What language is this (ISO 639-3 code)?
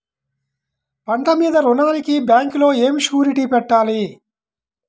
tel